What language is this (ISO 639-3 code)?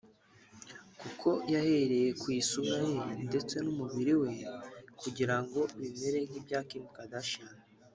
kin